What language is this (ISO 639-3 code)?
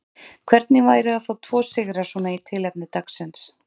isl